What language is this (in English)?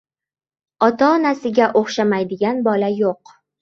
Uzbek